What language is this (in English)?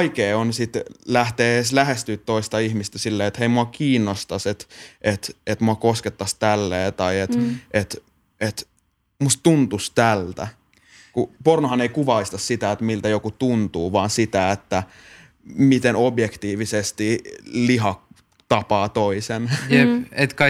Finnish